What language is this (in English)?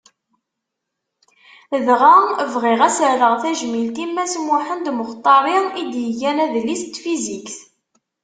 Kabyle